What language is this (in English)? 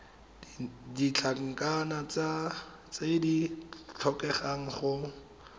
Tswana